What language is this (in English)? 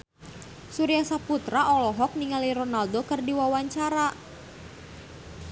Sundanese